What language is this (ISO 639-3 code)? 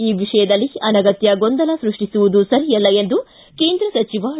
kan